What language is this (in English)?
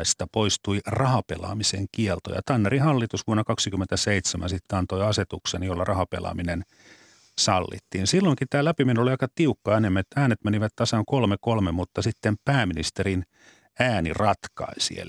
Finnish